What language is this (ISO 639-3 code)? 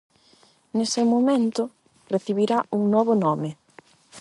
glg